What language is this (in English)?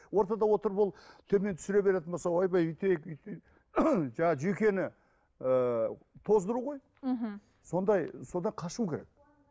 Kazakh